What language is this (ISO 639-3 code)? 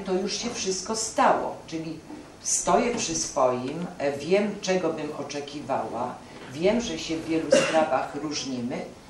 pol